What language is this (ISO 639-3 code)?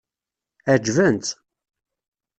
kab